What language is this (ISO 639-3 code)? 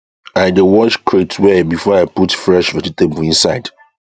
pcm